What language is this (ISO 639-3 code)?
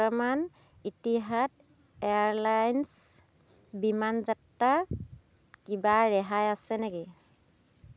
asm